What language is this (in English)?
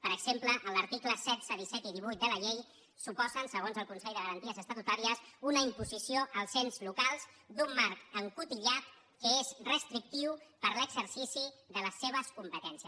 Catalan